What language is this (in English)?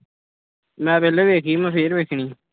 Punjabi